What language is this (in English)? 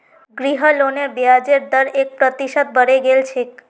Magahi